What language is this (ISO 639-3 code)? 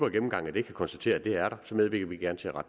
dan